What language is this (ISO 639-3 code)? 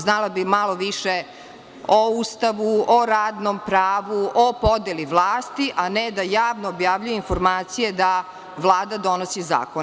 srp